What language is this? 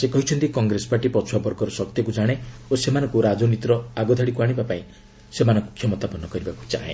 Odia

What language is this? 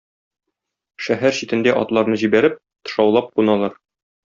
Tatar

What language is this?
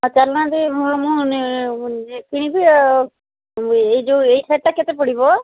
Odia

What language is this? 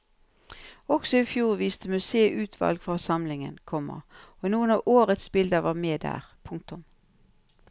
Norwegian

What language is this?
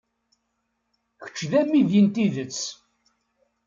Kabyle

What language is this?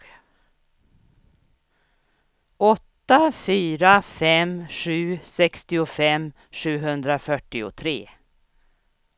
Swedish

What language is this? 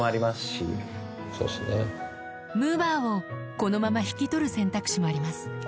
Japanese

